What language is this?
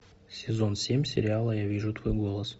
Russian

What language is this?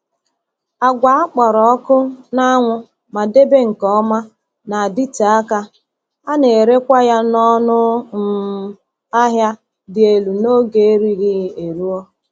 Igbo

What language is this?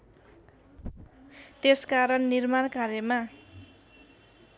Nepali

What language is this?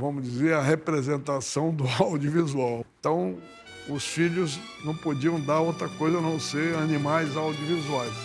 Portuguese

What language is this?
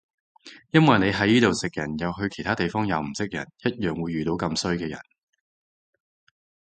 Cantonese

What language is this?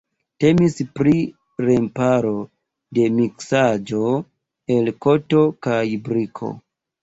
Esperanto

